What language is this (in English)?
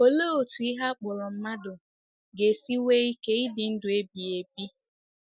Igbo